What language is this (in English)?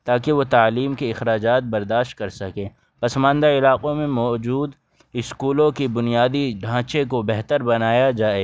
Urdu